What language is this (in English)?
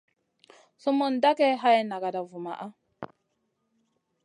Masana